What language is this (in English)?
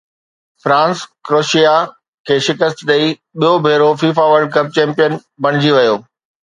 Sindhi